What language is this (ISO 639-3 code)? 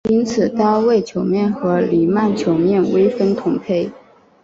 zho